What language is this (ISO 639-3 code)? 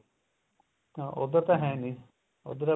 pan